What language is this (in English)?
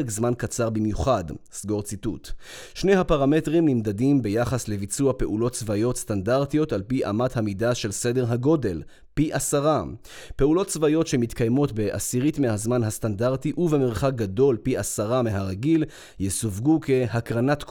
Hebrew